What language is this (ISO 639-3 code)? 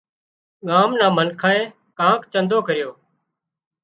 kxp